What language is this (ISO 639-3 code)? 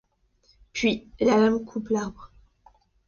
fra